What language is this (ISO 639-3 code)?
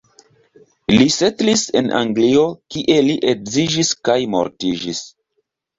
epo